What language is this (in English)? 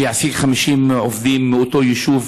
Hebrew